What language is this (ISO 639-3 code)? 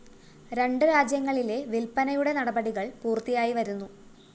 mal